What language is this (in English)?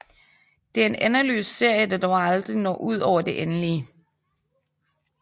Danish